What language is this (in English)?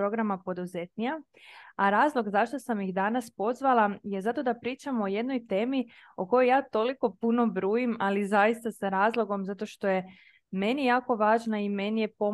Croatian